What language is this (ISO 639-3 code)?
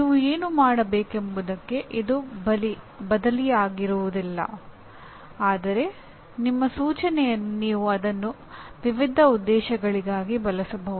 kan